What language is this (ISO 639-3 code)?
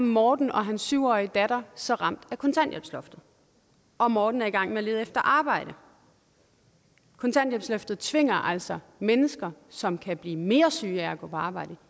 dan